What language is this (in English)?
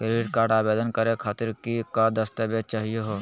Magahi